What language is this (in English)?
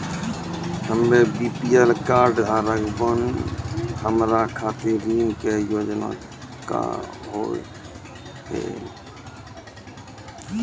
Maithili